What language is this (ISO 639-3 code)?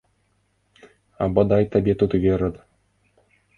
bel